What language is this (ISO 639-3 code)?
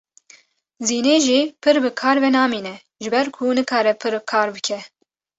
kur